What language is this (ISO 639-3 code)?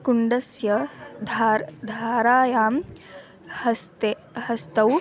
san